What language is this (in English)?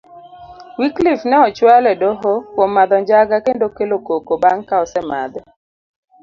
Luo (Kenya and Tanzania)